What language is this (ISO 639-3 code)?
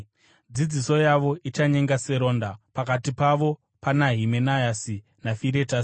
sna